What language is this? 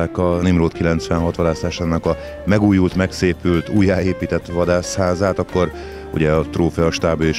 Hungarian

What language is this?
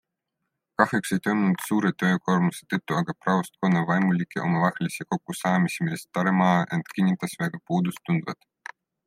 Estonian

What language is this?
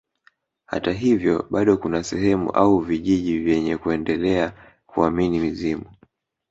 Swahili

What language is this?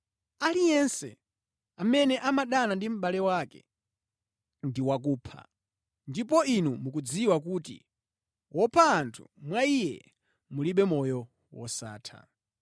Nyanja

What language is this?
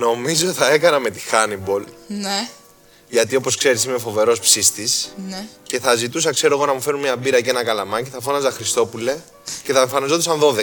Greek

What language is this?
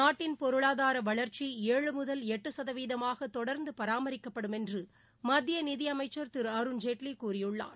Tamil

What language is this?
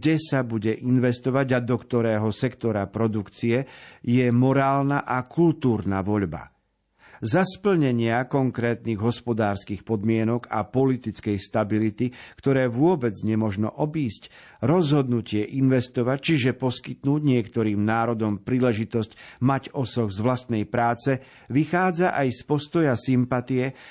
Slovak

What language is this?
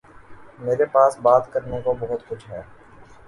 Urdu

